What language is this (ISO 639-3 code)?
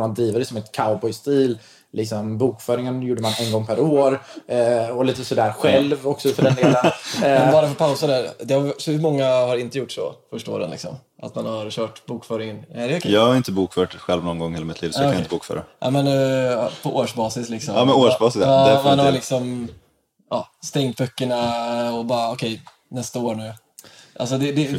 swe